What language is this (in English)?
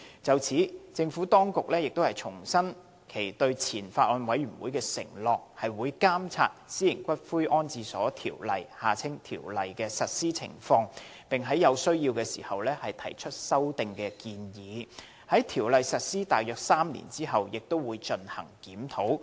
Cantonese